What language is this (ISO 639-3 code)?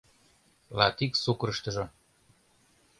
chm